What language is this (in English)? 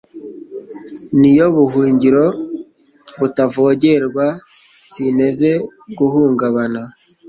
Kinyarwanda